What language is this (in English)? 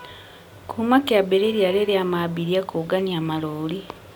Kikuyu